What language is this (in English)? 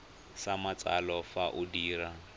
Tswana